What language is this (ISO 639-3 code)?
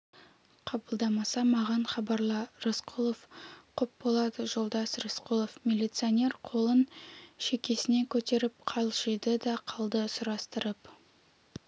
kaz